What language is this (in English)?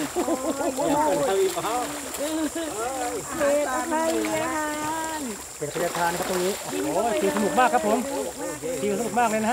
Thai